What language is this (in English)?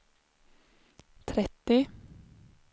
Swedish